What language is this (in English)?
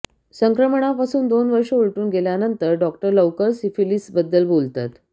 Marathi